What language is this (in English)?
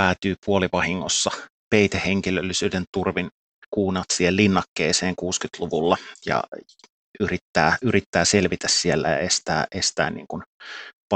Finnish